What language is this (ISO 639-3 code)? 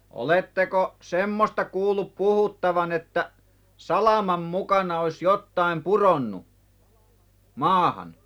fin